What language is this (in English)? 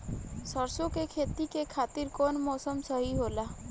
Bhojpuri